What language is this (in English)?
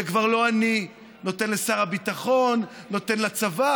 Hebrew